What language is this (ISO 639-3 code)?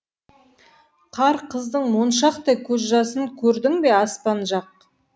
kaz